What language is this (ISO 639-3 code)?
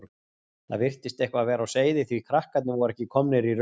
isl